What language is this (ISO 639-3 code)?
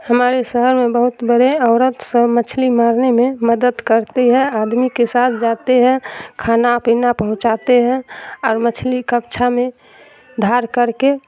urd